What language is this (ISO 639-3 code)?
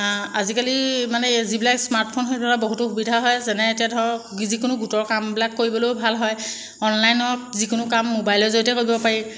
asm